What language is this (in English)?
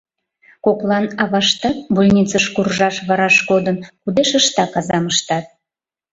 Mari